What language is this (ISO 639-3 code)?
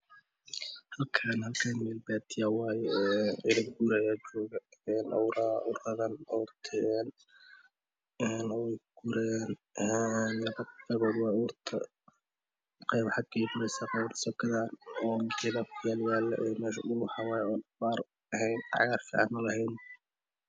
som